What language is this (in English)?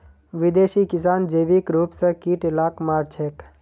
Magahi